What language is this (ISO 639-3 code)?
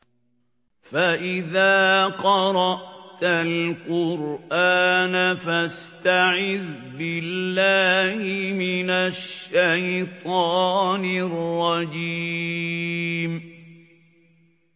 ara